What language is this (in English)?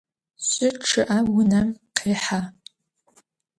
Adyghe